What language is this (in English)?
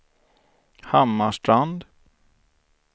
Swedish